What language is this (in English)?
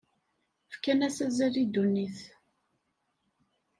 Kabyle